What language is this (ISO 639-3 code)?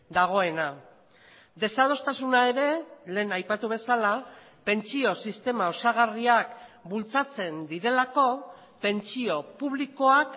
eus